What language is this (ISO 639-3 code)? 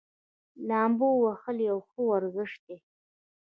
pus